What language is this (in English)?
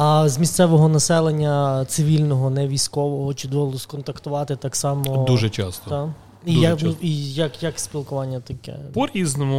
Ukrainian